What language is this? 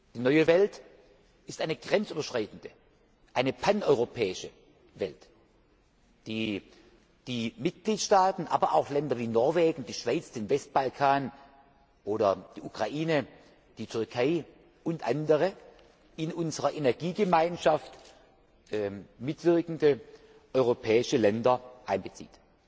German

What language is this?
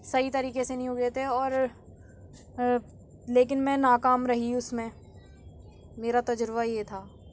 Urdu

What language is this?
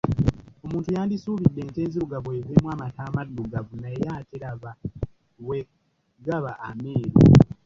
Ganda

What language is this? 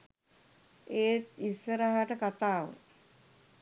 Sinhala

